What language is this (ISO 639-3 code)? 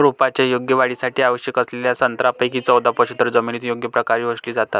mar